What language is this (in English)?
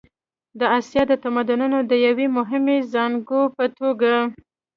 Pashto